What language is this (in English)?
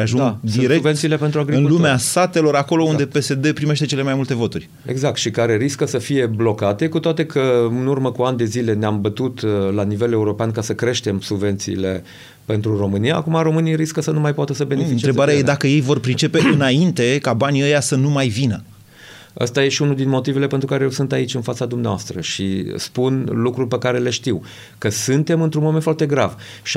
Romanian